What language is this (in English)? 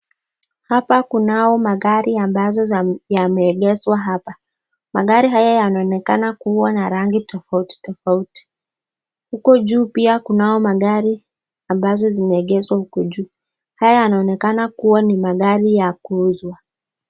Swahili